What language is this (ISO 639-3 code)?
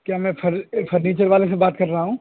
urd